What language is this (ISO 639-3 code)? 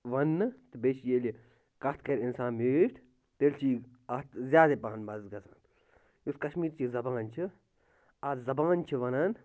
kas